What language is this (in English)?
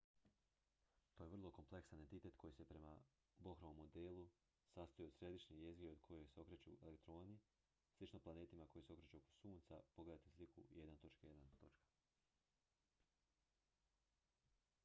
Croatian